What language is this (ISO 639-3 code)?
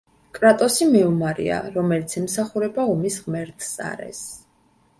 kat